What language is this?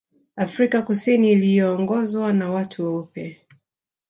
Swahili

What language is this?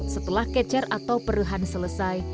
Indonesian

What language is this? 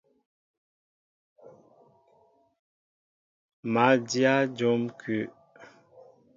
Mbo (Cameroon)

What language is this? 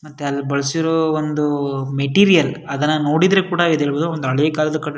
Kannada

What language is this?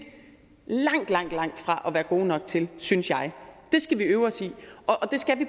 Danish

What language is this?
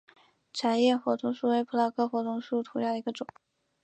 Chinese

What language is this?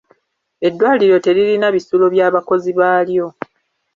Ganda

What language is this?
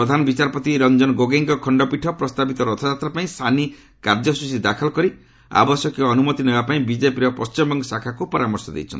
Odia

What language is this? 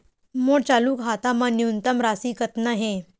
Chhattisgarhi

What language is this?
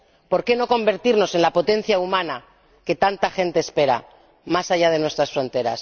Spanish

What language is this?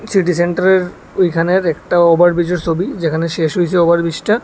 Bangla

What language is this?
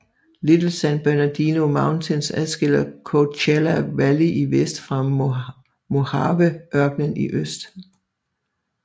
Danish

